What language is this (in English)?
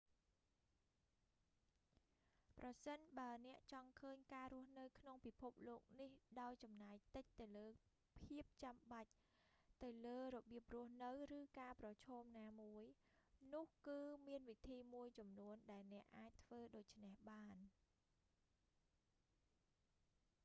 Khmer